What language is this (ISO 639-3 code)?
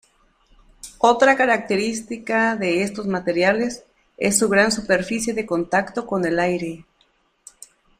spa